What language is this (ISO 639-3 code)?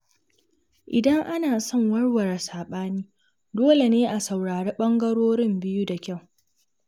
hau